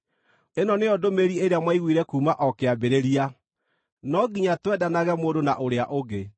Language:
Kikuyu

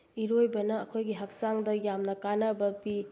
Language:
Manipuri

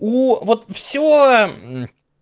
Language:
Russian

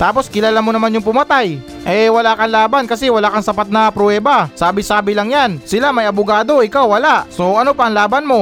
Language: Filipino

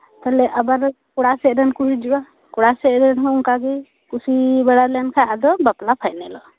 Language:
Santali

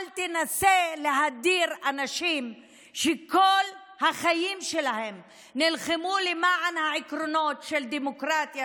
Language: Hebrew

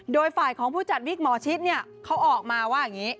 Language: Thai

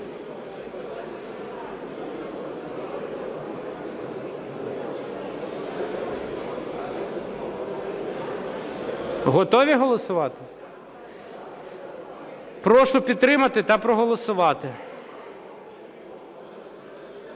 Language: Ukrainian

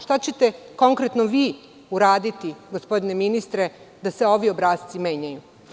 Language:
Serbian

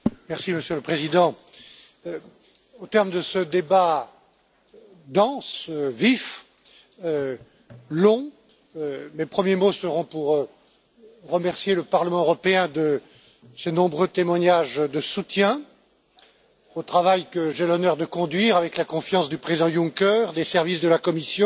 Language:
French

